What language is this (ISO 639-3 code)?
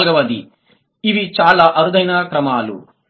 tel